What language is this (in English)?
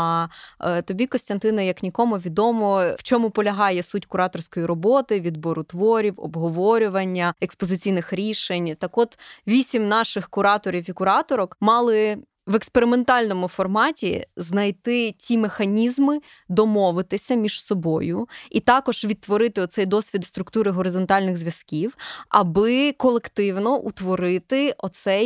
Ukrainian